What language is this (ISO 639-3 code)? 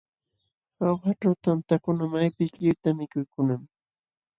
qxw